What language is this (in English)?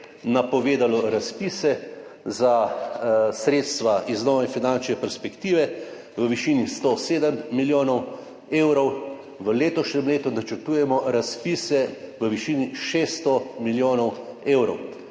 Slovenian